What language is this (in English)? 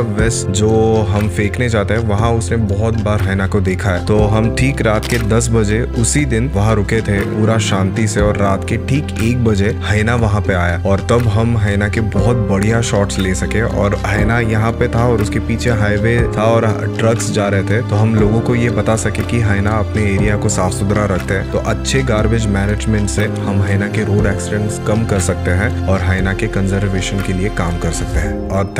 Hindi